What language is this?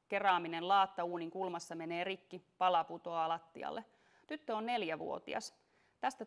Finnish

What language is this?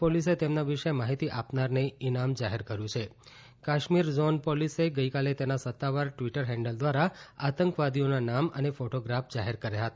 Gujarati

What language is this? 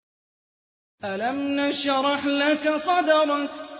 Arabic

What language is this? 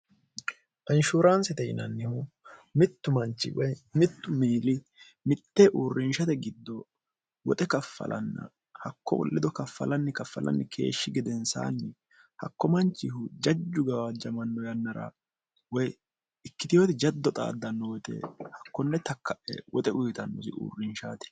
Sidamo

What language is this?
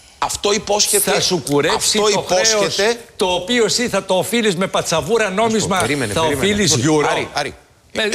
Greek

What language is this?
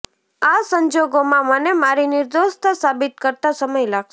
Gujarati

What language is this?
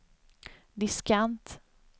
Swedish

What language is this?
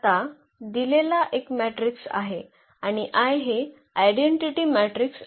Marathi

